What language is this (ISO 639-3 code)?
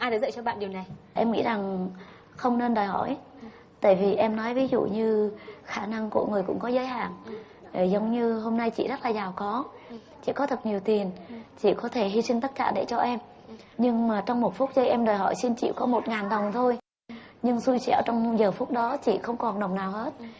vie